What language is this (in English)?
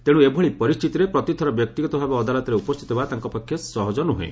Odia